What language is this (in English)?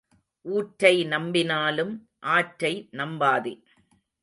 Tamil